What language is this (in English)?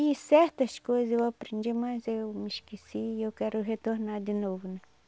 Portuguese